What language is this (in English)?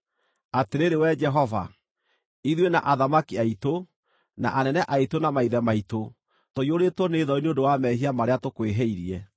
Kikuyu